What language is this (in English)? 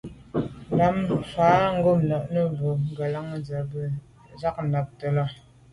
Medumba